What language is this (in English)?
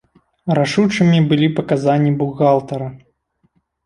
Belarusian